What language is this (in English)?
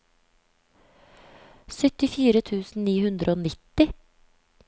Norwegian